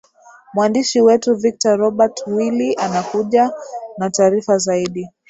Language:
Swahili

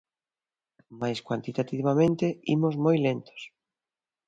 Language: Galician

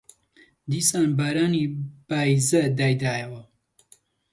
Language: Central Kurdish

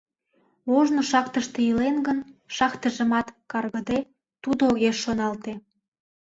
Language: Mari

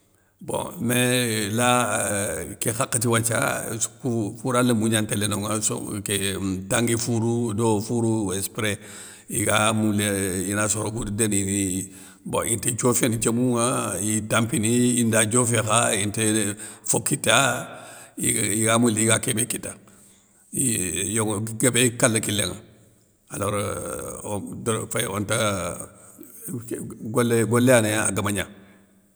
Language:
Soninke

